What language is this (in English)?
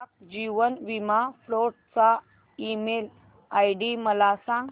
Marathi